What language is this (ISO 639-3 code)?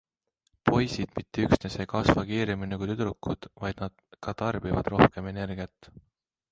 est